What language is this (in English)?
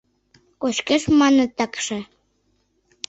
Mari